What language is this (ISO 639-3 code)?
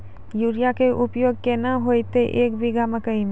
mai